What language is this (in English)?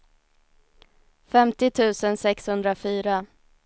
Swedish